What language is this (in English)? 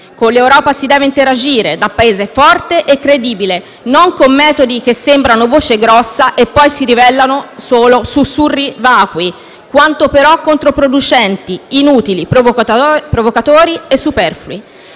Italian